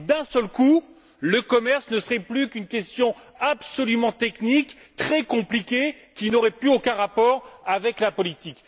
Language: French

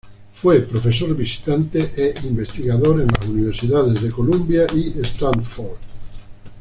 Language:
Spanish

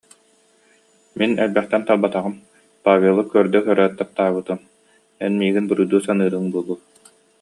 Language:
Yakut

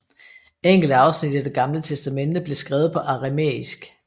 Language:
Danish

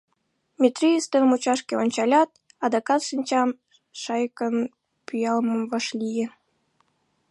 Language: Mari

